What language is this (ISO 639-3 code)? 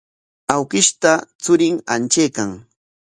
qwa